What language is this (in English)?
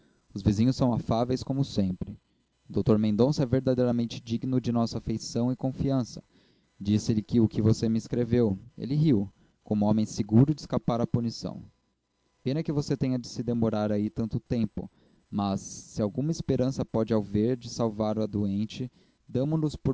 Portuguese